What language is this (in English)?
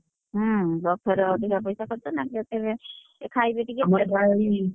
Odia